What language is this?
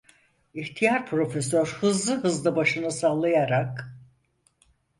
Turkish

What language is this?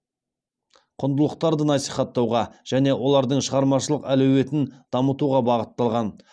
Kazakh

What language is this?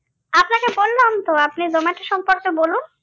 Bangla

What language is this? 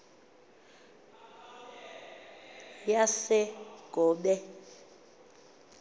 Xhosa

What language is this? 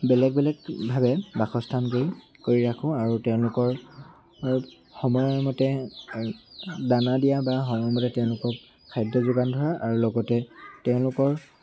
Assamese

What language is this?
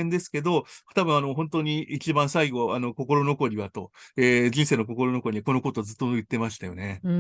Japanese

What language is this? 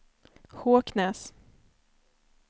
Swedish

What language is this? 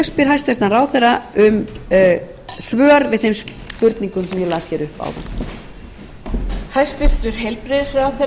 Icelandic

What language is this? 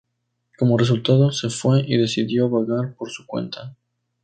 Spanish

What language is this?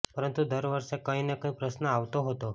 Gujarati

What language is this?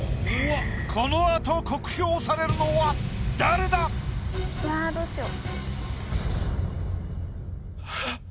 Japanese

